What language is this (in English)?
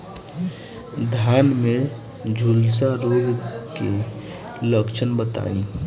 Bhojpuri